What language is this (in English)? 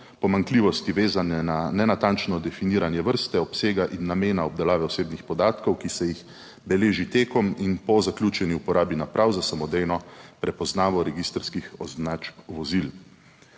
Slovenian